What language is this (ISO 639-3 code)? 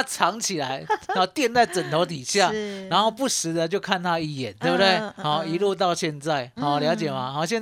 zho